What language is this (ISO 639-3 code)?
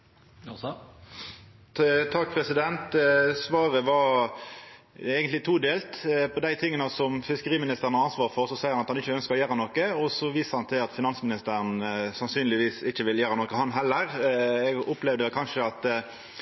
nno